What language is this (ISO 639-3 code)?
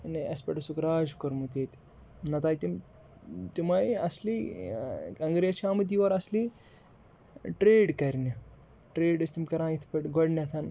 kas